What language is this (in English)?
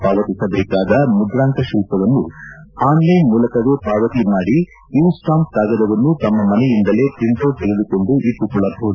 Kannada